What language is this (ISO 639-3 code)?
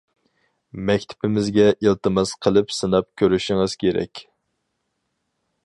uig